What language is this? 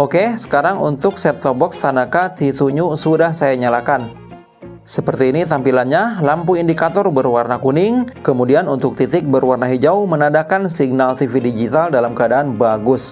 Indonesian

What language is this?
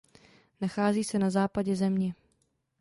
Czech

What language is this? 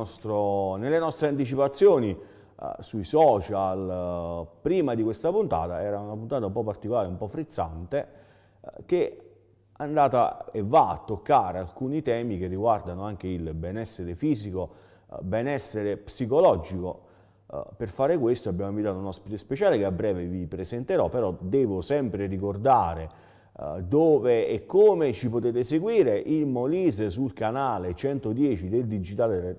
Italian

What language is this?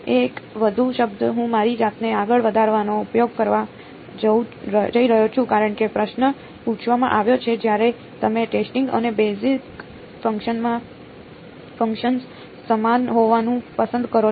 Gujarati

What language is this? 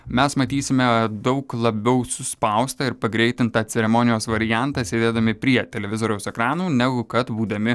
Lithuanian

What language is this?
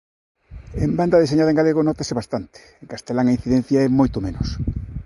Galician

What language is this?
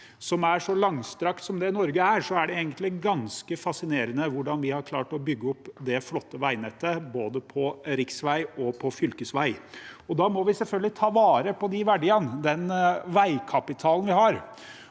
Norwegian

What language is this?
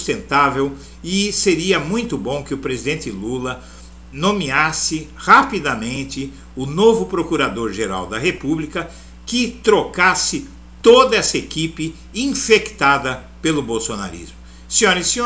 Portuguese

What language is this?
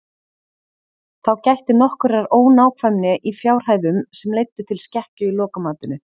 Icelandic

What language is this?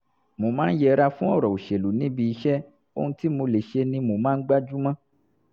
Yoruba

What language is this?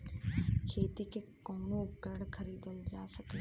Bhojpuri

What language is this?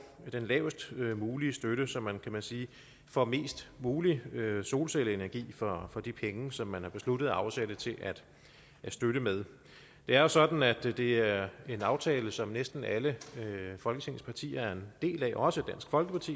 Danish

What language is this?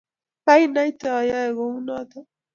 Kalenjin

